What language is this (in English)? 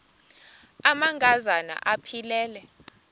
Xhosa